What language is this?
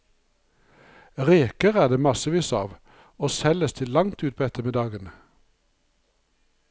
Norwegian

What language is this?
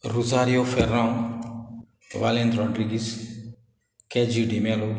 Konkani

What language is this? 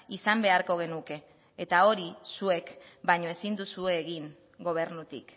Basque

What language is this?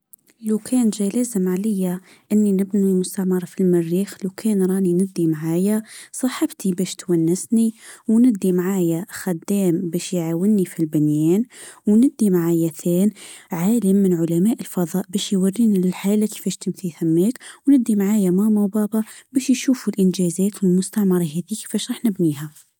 Tunisian Arabic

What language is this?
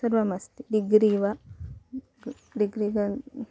Sanskrit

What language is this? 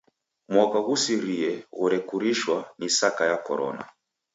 Taita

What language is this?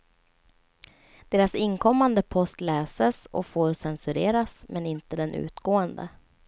Swedish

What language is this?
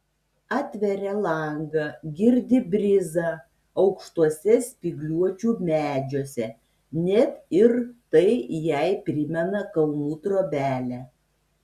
Lithuanian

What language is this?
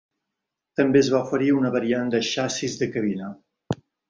Catalan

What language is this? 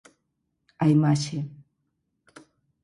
Galician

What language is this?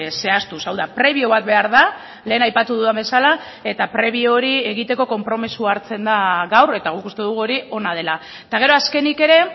Basque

